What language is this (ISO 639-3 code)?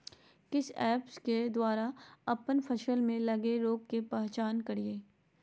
mag